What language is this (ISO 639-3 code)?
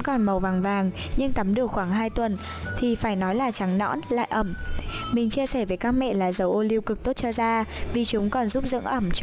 vie